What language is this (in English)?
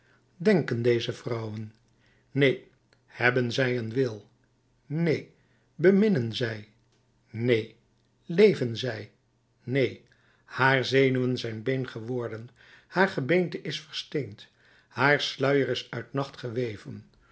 Dutch